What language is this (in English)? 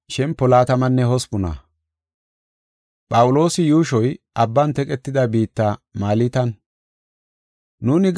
Gofa